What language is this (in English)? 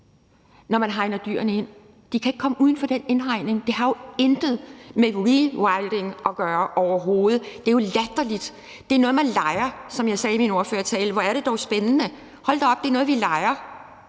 Danish